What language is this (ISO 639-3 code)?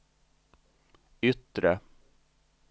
swe